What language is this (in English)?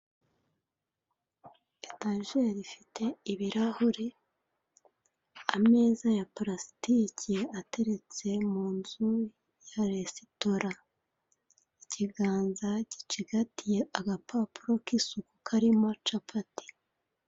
Kinyarwanda